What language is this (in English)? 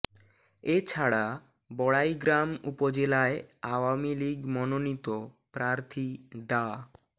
Bangla